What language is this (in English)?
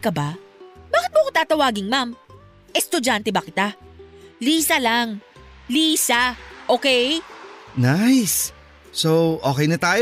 Filipino